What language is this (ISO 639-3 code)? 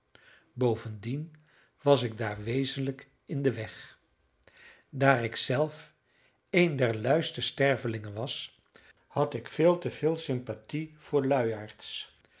nld